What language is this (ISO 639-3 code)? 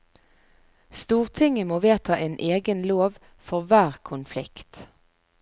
nor